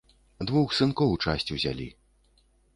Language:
Belarusian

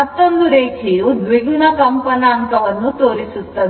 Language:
Kannada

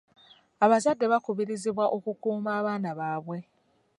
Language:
Ganda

